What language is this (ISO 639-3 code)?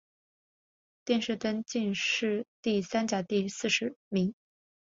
zho